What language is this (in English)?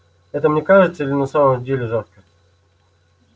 Russian